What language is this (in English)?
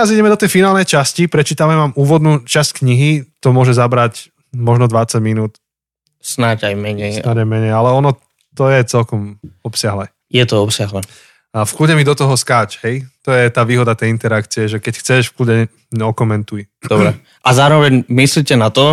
Slovak